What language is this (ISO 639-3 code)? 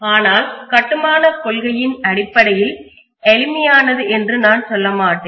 tam